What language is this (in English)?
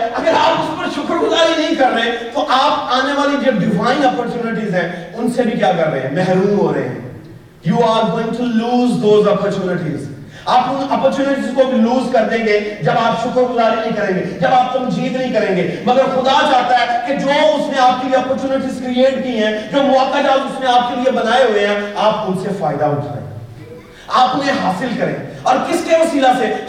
Urdu